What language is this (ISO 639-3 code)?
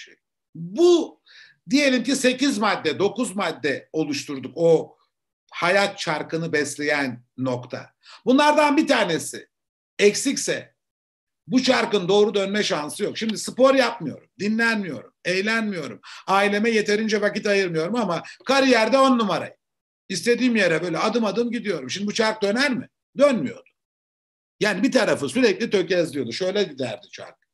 tur